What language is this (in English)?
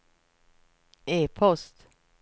Swedish